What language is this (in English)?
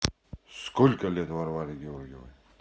Russian